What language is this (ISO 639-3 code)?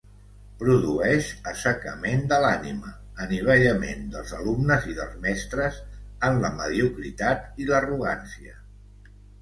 cat